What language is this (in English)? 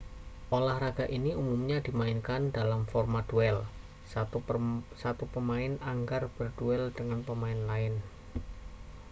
Indonesian